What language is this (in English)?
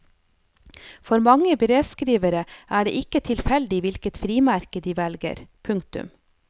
Norwegian